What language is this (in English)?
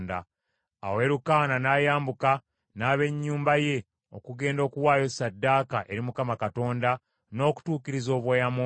Ganda